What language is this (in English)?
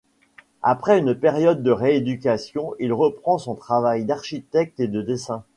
French